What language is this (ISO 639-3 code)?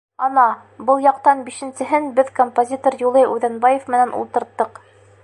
bak